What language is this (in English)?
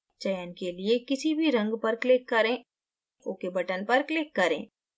Hindi